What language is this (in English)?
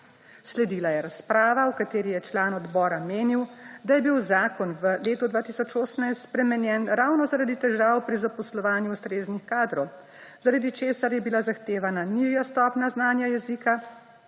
Slovenian